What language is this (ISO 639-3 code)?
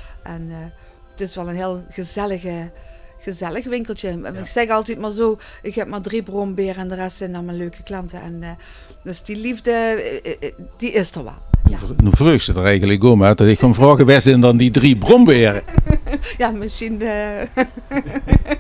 nld